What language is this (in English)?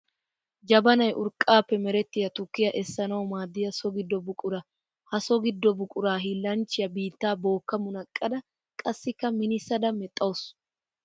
Wolaytta